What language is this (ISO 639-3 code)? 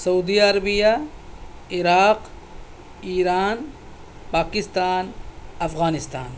urd